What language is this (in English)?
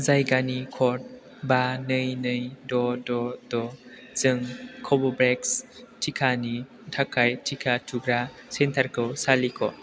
Bodo